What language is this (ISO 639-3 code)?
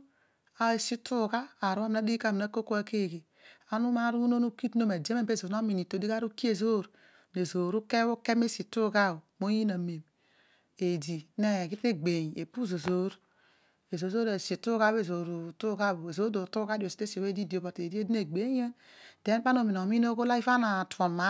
odu